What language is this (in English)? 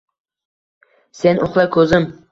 Uzbek